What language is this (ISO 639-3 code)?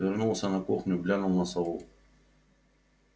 rus